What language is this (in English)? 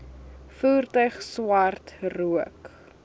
Afrikaans